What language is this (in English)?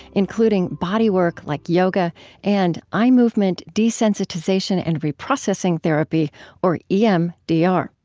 English